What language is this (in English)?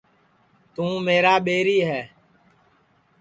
Sansi